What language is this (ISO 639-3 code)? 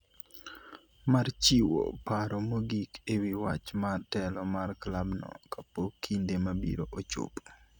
luo